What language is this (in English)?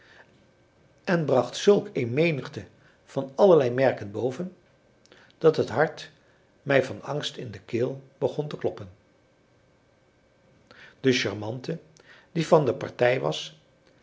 Dutch